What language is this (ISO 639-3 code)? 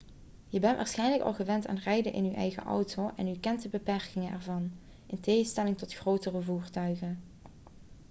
nld